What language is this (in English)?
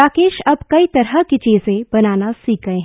Hindi